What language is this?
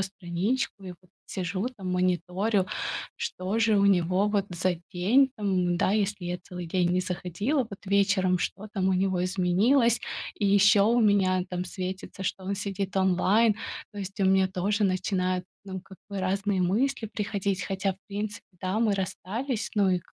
Russian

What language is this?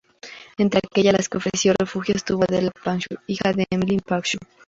Spanish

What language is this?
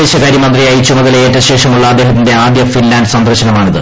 Malayalam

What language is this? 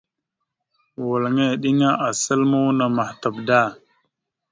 Mada (Cameroon)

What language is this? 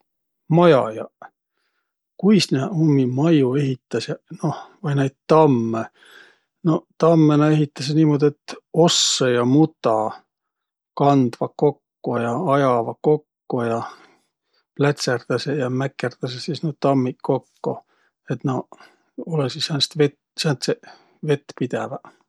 Võro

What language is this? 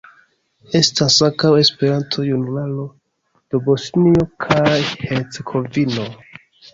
Esperanto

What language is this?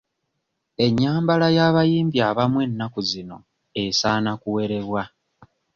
Ganda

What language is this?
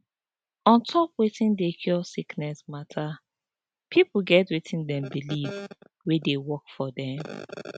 Nigerian Pidgin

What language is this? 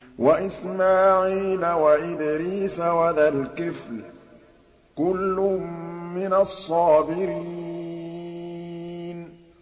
Arabic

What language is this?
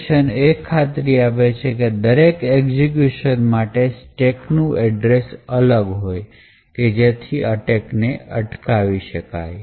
Gujarati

